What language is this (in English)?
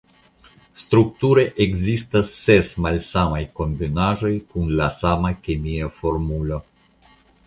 Esperanto